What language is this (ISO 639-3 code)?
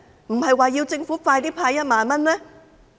yue